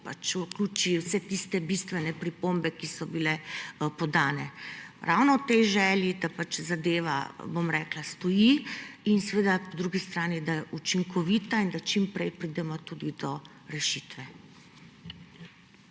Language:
Slovenian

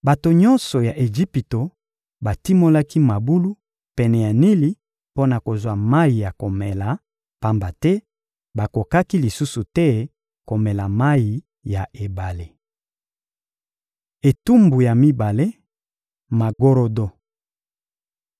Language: Lingala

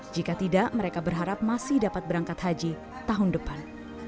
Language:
Indonesian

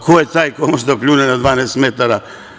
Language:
Serbian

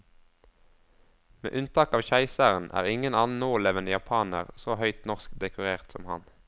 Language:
Norwegian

